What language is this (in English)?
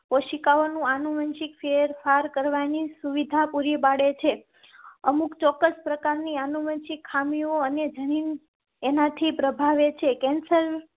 Gujarati